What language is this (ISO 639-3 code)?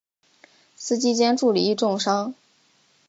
zho